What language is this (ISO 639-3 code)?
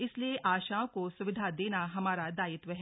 hin